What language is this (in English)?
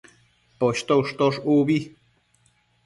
Matsés